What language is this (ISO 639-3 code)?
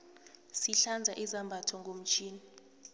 nbl